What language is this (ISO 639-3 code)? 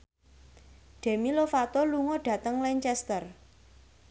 jav